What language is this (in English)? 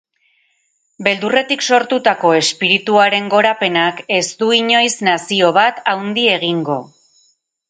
Basque